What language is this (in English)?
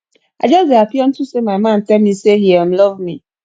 Nigerian Pidgin